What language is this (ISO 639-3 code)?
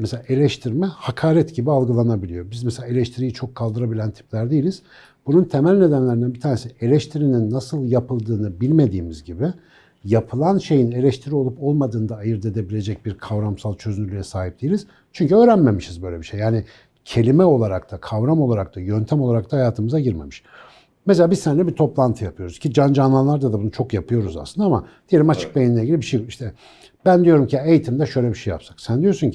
tur